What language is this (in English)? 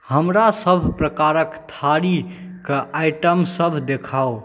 Maithili